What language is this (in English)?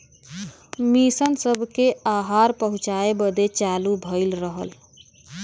Bhojpuri